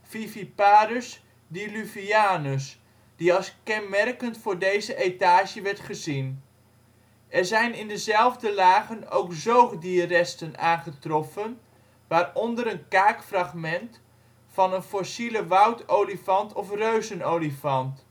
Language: Dutch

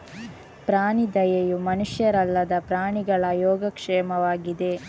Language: Kannada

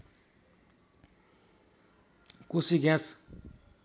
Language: Nepali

